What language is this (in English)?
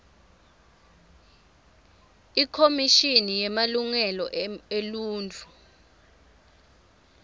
Swati